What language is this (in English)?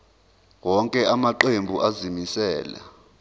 Zulu